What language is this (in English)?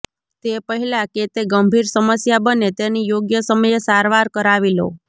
Gujarati